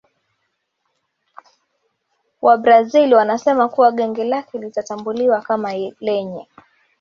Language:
Swahili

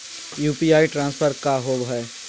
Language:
Magahi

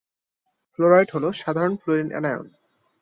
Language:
Bangla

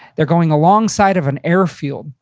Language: English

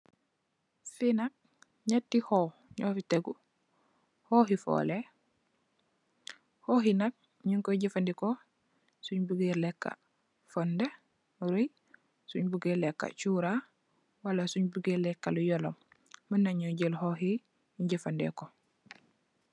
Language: Wolof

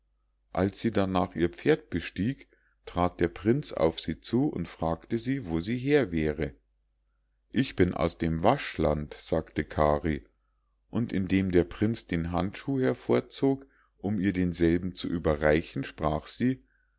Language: German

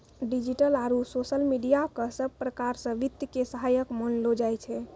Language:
Maithili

